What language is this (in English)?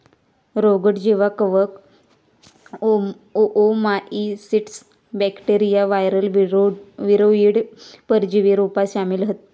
Marathi